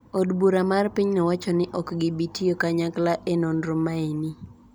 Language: Luo (Kenya and Tanzania)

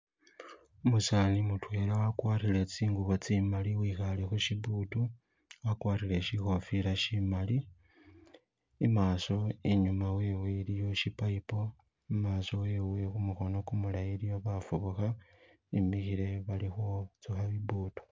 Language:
Masaaba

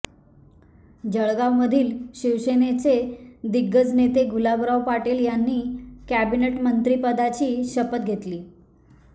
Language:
Marathi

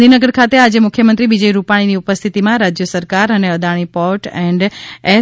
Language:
Gujarati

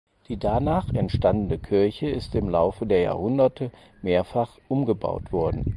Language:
German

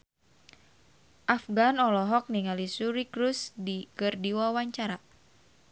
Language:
Sundanese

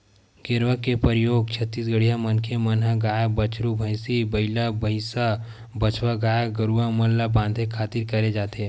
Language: Chhattisgarhi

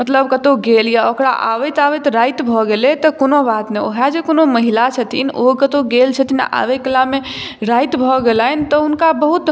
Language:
Maithili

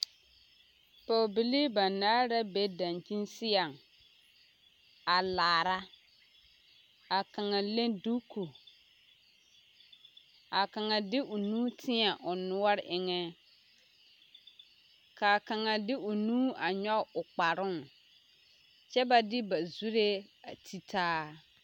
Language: Southern Dagaare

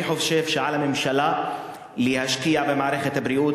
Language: Hebrew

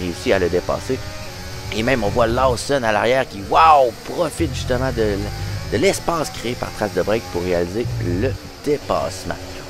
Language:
French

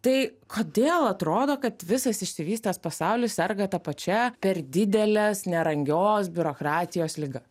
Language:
Lithuanian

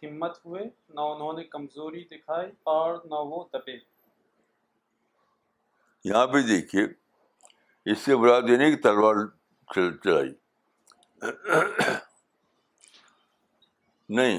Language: Urdu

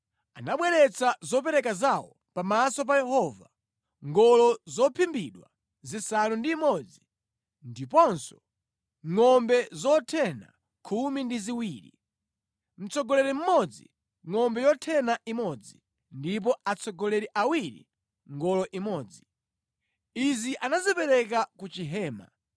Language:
Nyanja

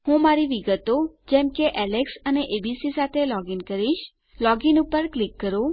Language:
Gujarati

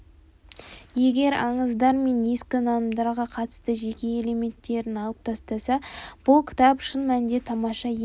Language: Kazakh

